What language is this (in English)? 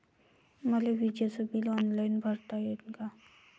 Marathi